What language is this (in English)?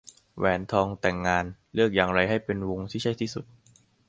Thai